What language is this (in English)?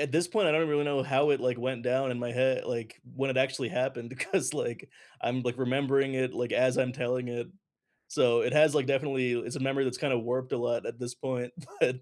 English